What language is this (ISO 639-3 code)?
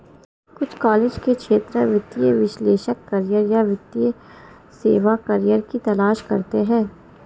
hin